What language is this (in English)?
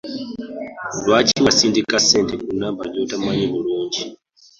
Ganda